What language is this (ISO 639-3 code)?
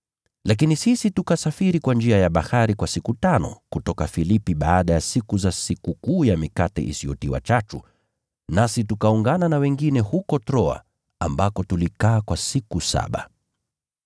swa